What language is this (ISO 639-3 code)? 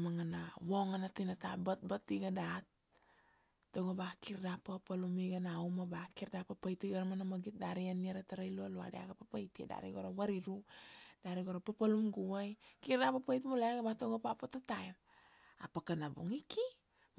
ksd